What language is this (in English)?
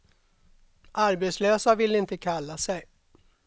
Swedish